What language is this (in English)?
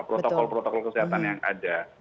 Indonesian